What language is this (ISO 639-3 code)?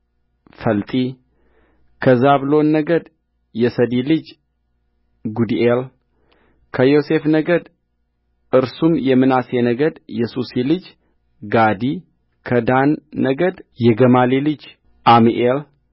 amh